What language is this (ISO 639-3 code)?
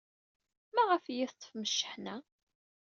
kab